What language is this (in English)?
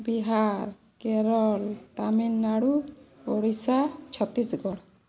Odia